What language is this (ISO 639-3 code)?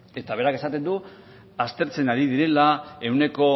eus